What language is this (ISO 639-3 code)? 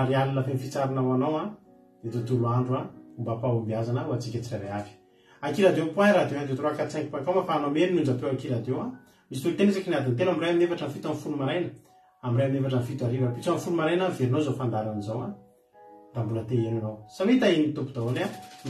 ita